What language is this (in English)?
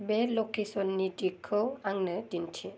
Bodo